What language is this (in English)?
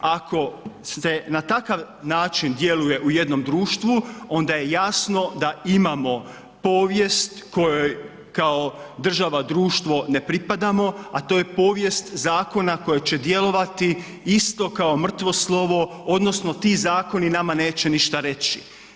Croatian